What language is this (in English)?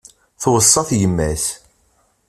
Kabyle